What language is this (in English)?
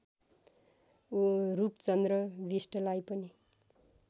Nepali